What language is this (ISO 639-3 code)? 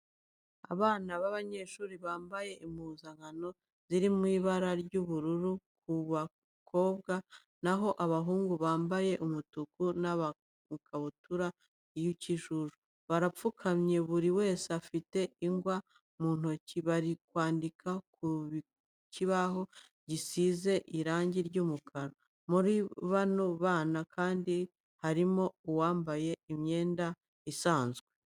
kin